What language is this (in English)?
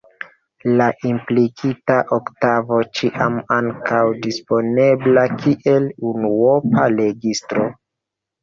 Esperanto